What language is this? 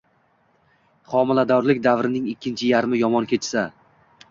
Uzbek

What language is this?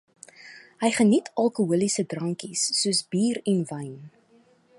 Afrikaans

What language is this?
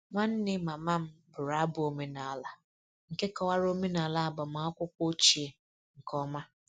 Igbo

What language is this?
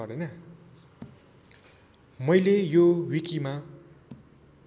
Nepali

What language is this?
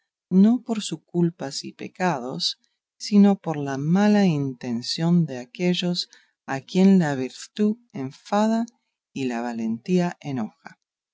Spanish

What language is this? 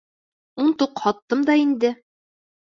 Bashkir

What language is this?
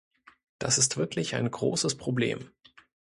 German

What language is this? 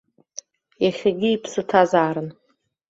Abkhazian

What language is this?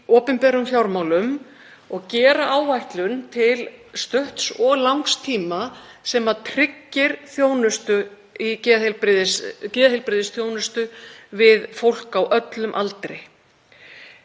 Icelandic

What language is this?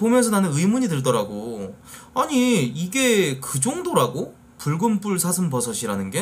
Korean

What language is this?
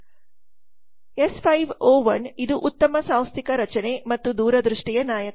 Kannada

